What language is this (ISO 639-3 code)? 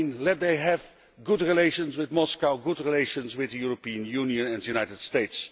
eng